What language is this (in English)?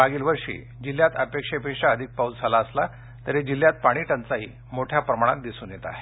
Marathi